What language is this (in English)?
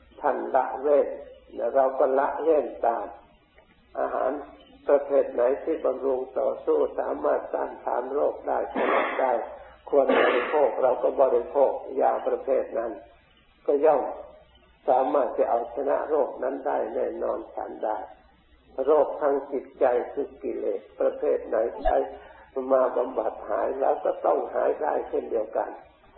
Thai